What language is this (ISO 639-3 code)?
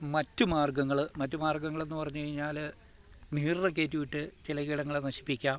mal